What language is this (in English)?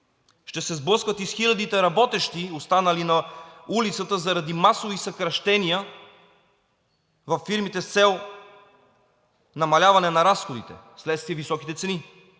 Bulgarian